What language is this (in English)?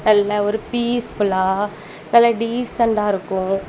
Tamil